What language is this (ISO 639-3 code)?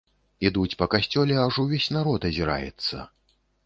bel